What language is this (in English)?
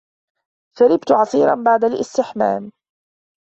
Arabic